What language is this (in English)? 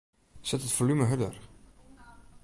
Western Frisian